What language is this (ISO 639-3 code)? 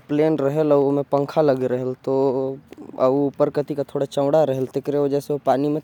kfp